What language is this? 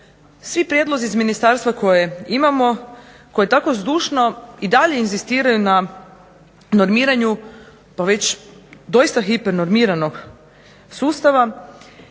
Croatian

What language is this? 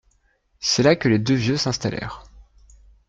French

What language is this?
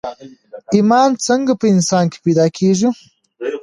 Pashto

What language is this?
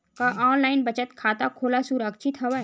Chhattisgarhi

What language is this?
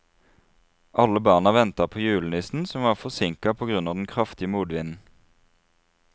Norwegian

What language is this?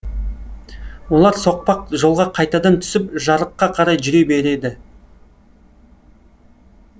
Kazakh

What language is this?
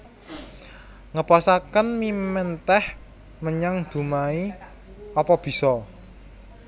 Javanese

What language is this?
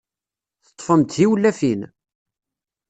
Kabyle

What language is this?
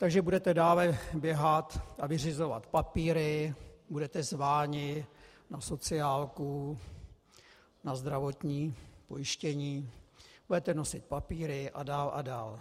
Czech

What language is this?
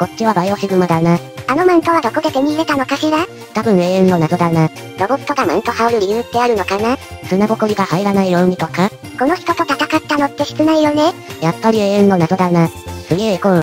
Japanese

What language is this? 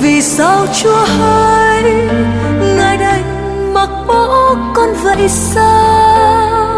Vietnamese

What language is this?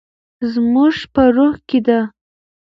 Pashto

